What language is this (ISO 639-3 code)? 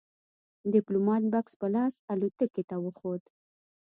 pus